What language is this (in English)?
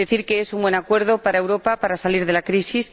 Spanish